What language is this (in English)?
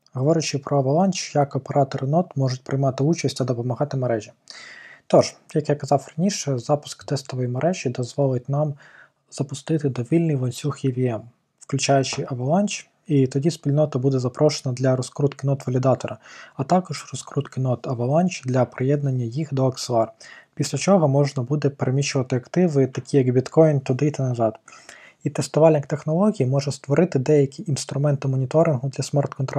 Ukrainian